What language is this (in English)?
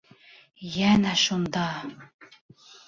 Bashkir